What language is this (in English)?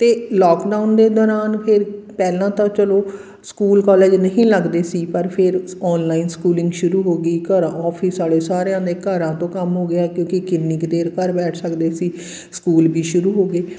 Punjabi